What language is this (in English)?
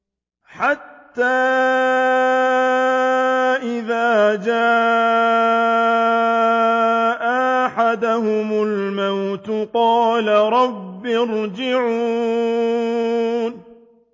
Arabic